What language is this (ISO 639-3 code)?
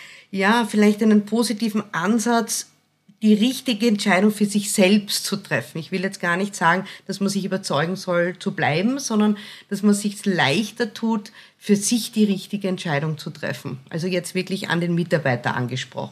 deu